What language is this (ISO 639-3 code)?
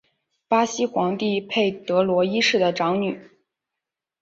zho